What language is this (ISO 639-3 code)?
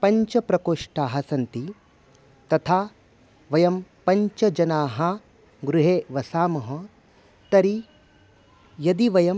san